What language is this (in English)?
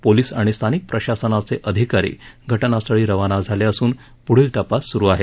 Marathi